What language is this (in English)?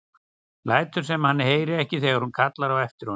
Icelandic